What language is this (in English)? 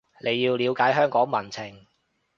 Cantonese